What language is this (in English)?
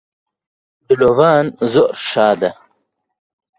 Central Kurdish